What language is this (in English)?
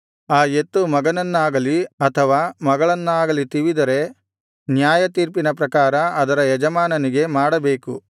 Kannada